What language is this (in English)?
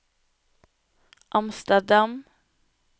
Norwegian